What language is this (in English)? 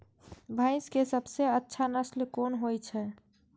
Maithili